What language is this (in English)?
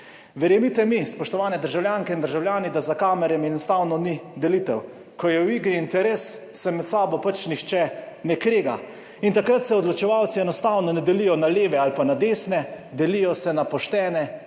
Slovenian